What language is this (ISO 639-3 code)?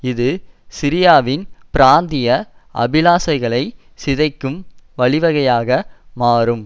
tam